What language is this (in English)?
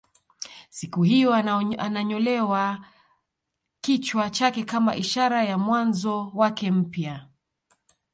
Swahili